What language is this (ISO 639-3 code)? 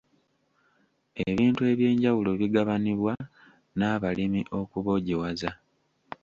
lug